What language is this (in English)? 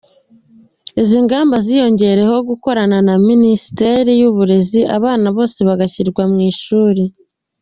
Kinyarwanda